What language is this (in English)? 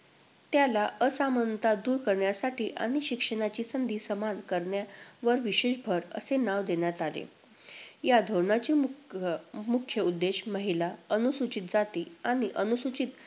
Marathi